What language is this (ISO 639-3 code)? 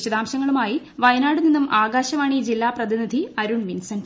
mal